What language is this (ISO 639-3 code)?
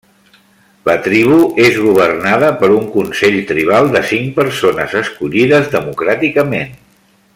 cat